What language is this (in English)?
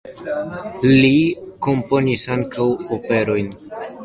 Esperanto